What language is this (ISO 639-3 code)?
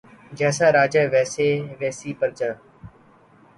urd